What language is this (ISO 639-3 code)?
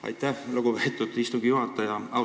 est